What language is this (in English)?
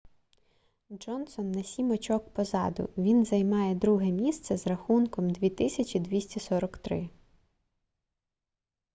Ukrainian